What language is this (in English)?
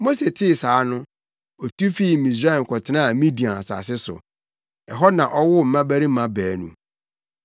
Akan